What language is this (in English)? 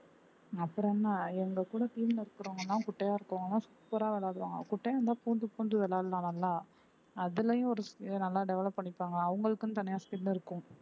Tamil